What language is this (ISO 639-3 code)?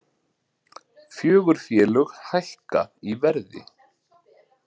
isl